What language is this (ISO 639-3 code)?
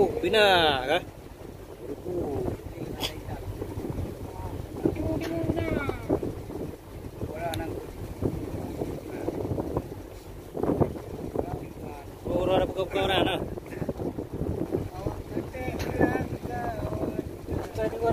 tha